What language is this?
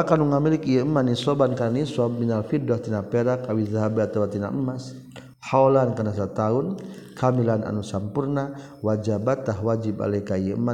Malay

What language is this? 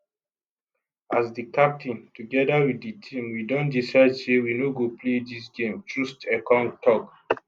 Nigerian Pidgin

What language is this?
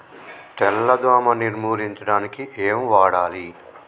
Telugu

